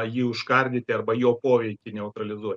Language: Lithuanian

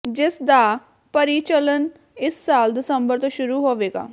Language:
Punjabi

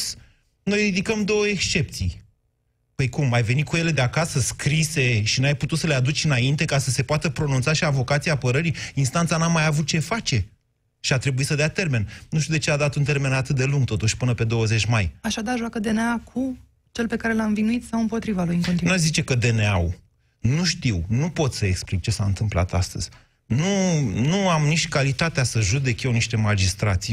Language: Romanian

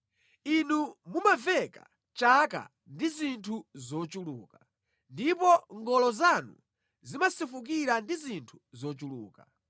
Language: Nyanja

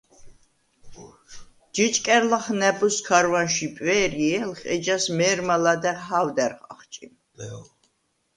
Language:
Svan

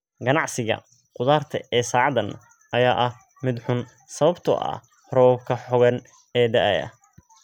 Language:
Somali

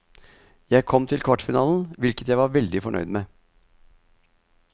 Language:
Norwegian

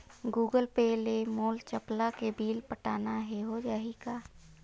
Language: Chhattisgarhi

